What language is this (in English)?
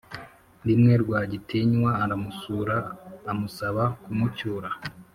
Kinyarwanda